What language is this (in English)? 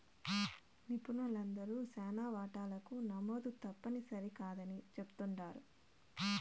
Telugu